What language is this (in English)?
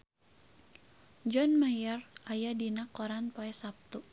Sundanese